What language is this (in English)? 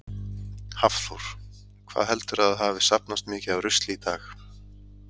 Icelandic